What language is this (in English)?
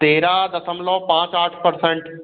Hindi